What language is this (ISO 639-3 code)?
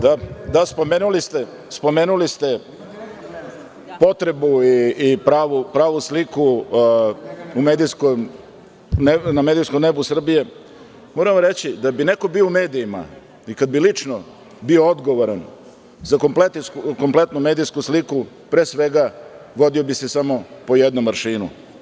srp